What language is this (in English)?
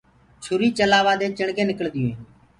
Gurgula